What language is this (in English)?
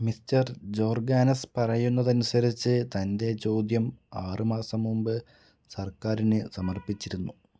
Malayalam